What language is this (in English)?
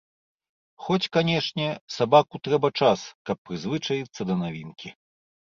Belarusian